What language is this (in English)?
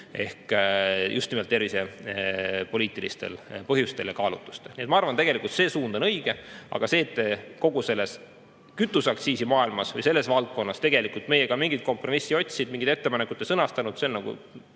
Estonian